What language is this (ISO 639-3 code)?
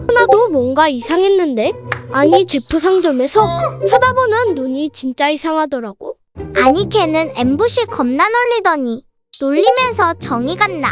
kor